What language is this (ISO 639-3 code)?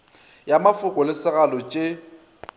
nso